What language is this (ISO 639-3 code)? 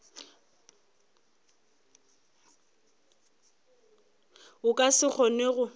nso